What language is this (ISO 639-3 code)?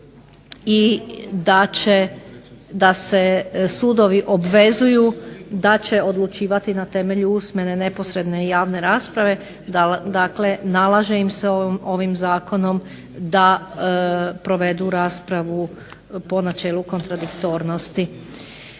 hrv